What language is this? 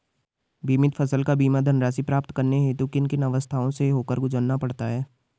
Hindi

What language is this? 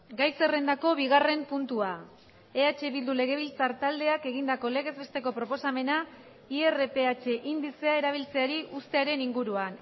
Basque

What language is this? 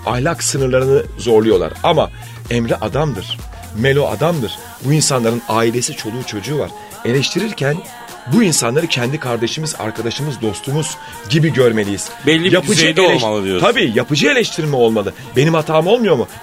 Turkish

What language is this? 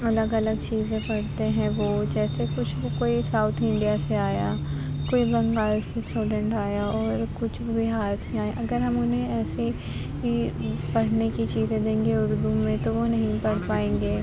Urdu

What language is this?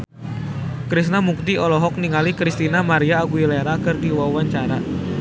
Sundanese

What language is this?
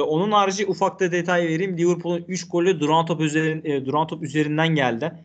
Turkish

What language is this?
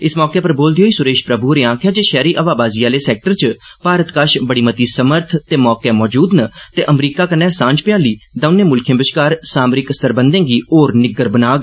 Dogri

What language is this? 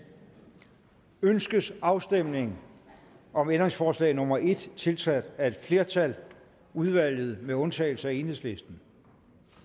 Danish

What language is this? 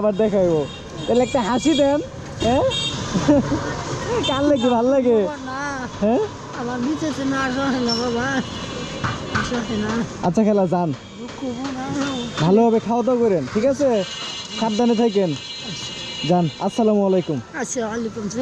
Romanian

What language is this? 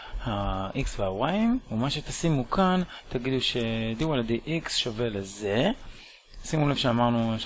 Hebrew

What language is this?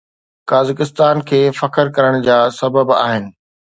Sindhi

